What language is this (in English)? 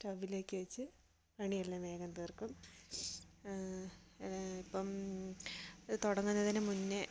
Malayalam